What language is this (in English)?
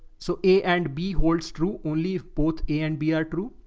English